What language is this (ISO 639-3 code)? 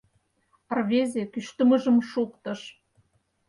chm